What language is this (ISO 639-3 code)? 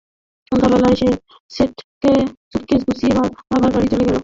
ben